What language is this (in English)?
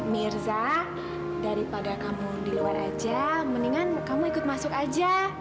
Indonesian